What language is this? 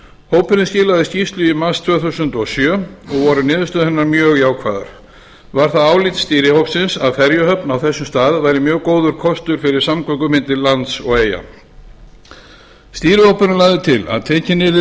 Icelandic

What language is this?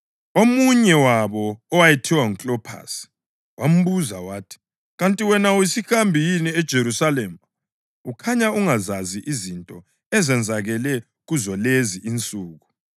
North Ndebele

